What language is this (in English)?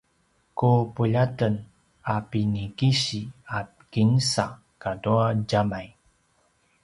Paiwan